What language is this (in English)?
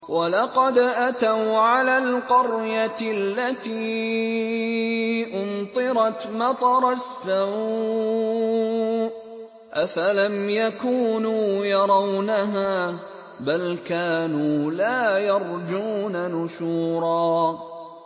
Arabic